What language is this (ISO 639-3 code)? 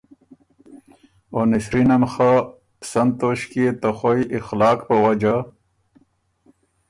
oru